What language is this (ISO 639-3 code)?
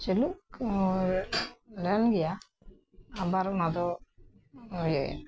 sat